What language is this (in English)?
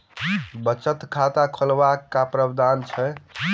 Maithili